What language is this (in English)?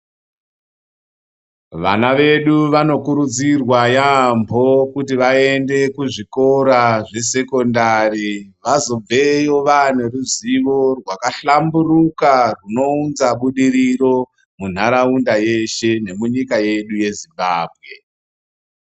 Ndau